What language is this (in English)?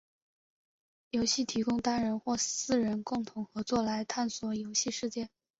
Chinese